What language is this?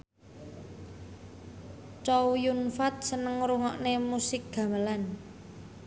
Javanese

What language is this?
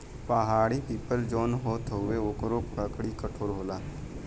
Bhojpuri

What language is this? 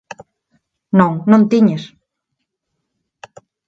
Galician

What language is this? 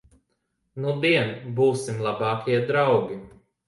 Latvian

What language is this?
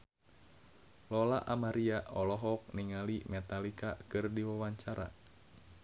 Sundanese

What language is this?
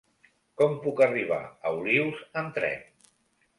Catalan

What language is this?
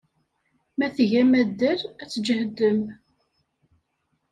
Kabyle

